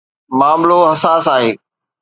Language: Sindhi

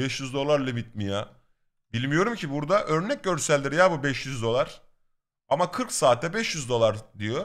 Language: Turkish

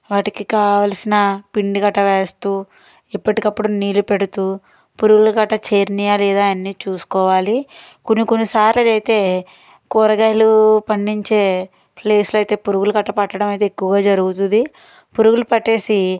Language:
Telugu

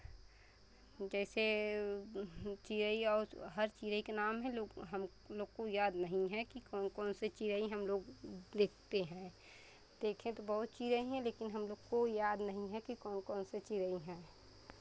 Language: Hindi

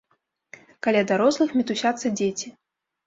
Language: Belarusian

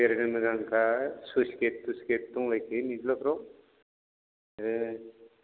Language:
Bodo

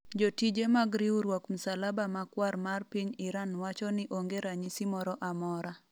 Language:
Luo (Kenya and Tanzania)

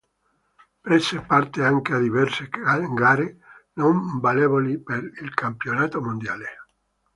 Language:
Italian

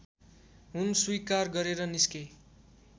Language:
Nepali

